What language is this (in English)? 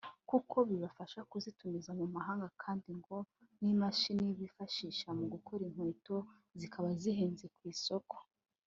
Kinyarwanda